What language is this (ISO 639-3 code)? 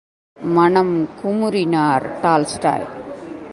tam